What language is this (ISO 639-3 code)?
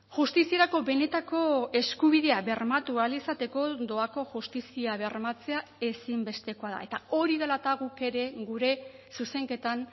eus